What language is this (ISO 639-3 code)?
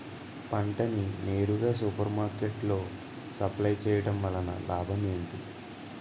tel